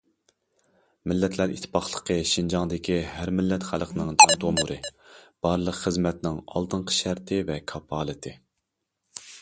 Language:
Uyghur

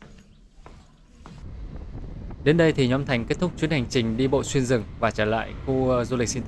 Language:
Vietnamese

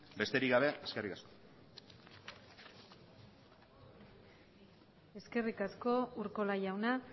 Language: Basque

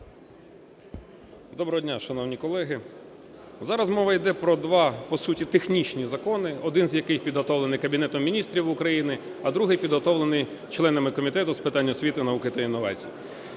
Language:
Ukrainian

